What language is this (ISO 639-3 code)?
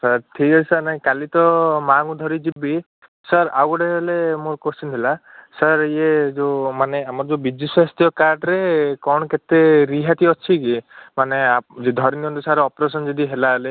ori